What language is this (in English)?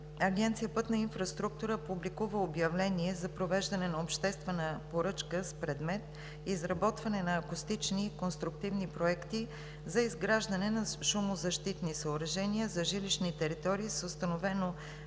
Bulgarian